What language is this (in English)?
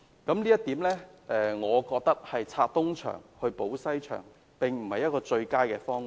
Cantonese